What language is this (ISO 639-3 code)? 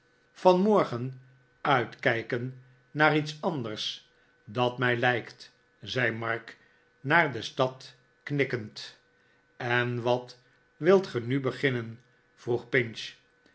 nld